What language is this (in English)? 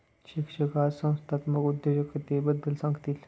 Marathi